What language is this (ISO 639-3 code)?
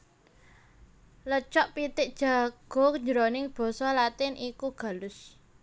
jav